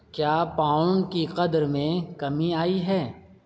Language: Urdu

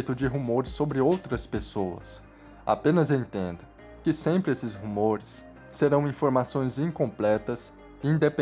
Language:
Portuguese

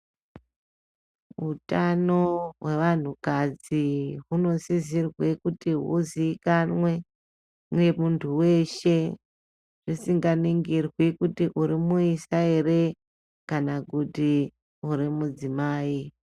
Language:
Ndau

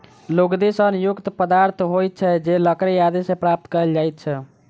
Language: Maithili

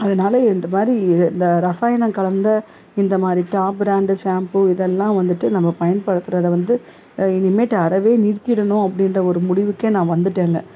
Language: Tamil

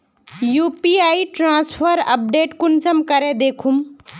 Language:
Magahi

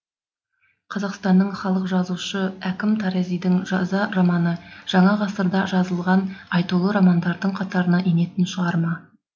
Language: Kazakh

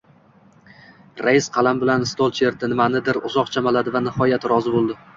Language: Uzbek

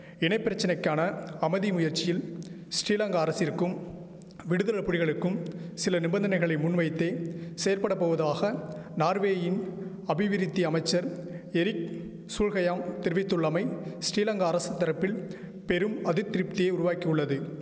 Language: Tamil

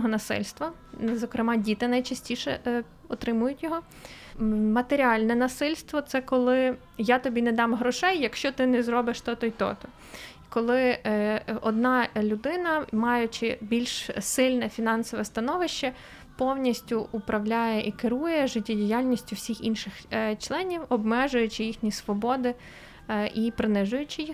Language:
Ukrainian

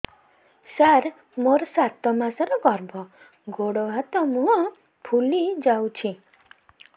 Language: Odia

